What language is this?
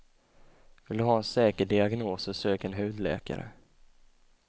Swedish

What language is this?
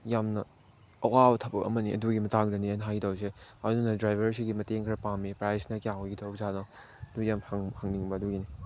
Manipuri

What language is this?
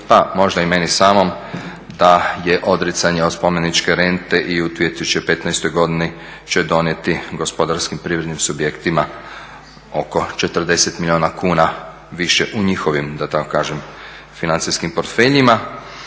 Croatian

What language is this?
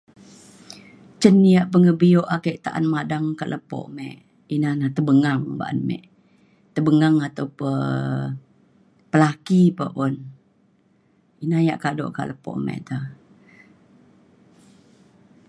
Mainstream Kenyah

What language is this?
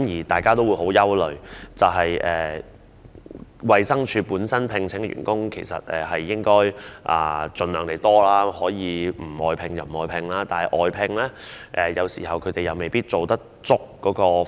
Cantonese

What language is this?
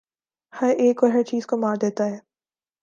Urdu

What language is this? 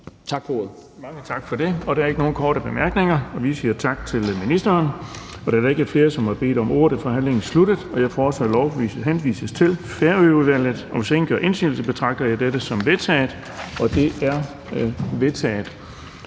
Danish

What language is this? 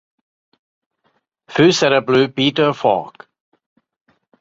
Hungarian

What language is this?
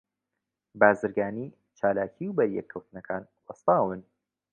Central Kurdish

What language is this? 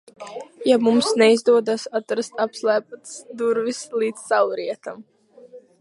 Latvian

